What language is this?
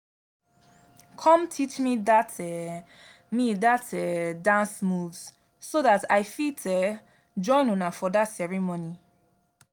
Nigerian Pidgin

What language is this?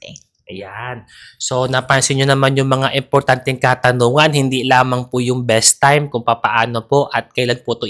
Filipino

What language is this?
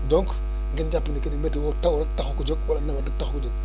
Wolof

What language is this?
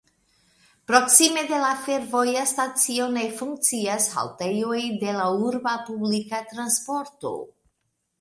Esperanto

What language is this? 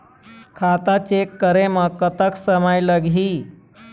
Chhattisgarhi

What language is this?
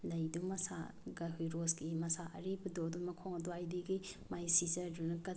Manipuri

